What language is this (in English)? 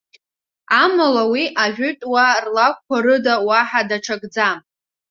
Abkhazian